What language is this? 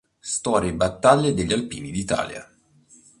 Italian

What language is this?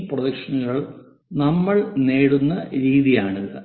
Malayalam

